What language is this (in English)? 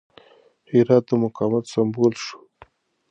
Pashto